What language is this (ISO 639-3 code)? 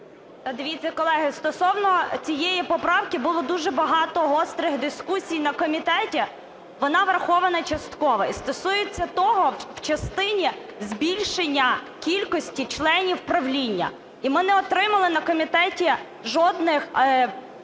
ukr